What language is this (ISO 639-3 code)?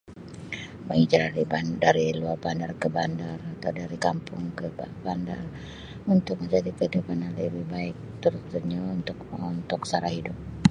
msi